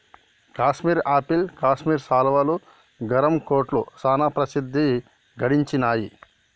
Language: Telugu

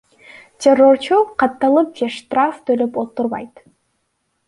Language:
Kyrgyz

